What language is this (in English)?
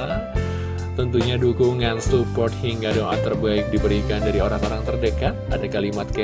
Indonesian